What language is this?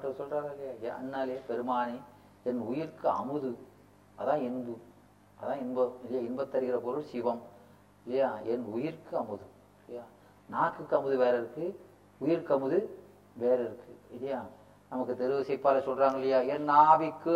Tamil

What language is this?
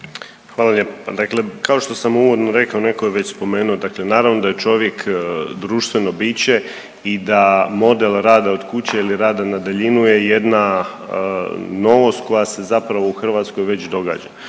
Croatian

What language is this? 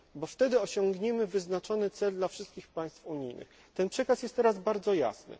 Polish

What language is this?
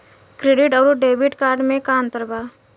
Bhojpuri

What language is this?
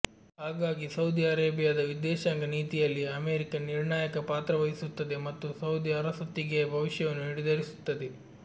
Kannada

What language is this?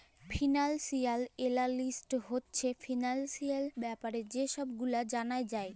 Bangla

